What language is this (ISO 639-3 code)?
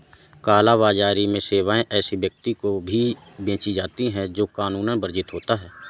hin